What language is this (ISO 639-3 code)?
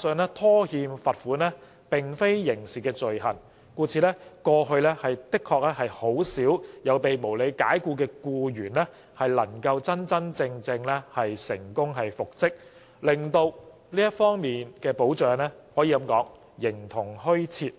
yue